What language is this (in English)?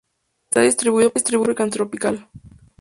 Spanish